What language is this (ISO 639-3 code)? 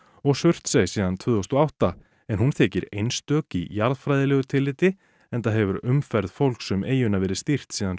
isl